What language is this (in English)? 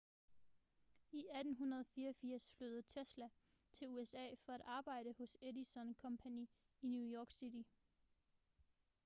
Danish